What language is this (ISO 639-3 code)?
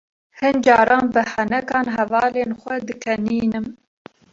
kur